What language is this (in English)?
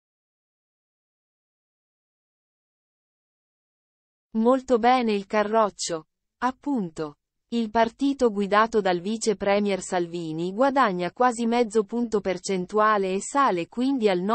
Italian